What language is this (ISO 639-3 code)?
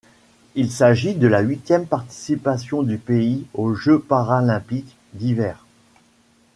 fra